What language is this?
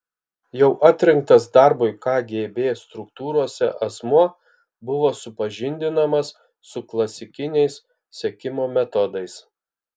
Lithuanian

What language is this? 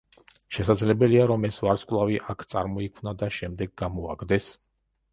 Georgian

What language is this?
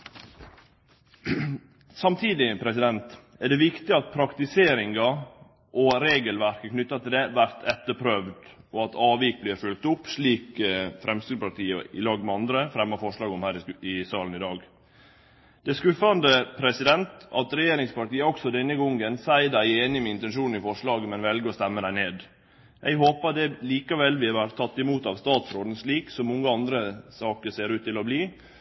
Norwegian Nynorsk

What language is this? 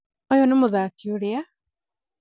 Kikuyu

